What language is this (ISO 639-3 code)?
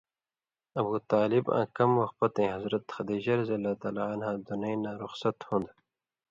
mvy